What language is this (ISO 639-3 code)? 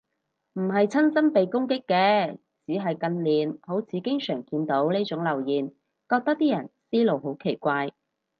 yue